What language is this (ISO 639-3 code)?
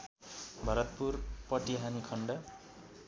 nep